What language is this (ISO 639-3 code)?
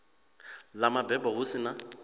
ven